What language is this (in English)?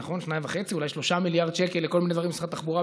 Hebrew